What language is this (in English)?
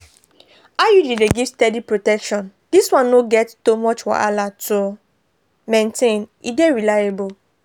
Nigerian Pidgin